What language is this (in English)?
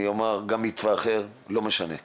Hebrew